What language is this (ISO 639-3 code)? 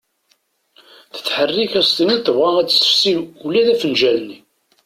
kab